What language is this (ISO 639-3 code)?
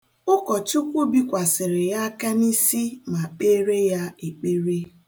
ibo